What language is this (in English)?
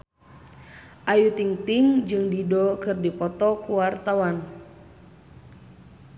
Sundanese